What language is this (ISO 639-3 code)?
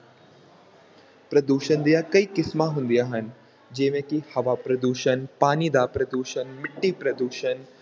pan